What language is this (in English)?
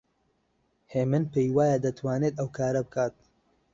Central Kurdish